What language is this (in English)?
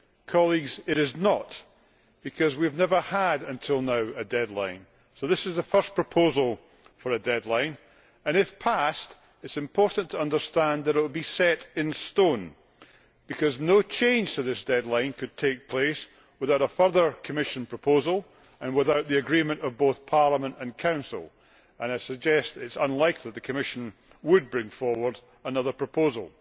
English